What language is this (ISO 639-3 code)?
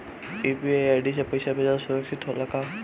bho